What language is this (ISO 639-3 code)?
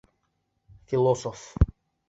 bak